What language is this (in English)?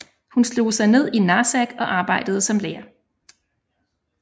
Danish